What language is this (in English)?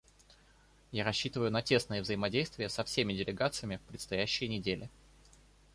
Russian